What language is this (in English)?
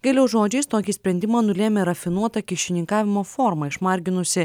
Lithuanian